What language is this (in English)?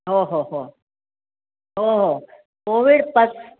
Marathi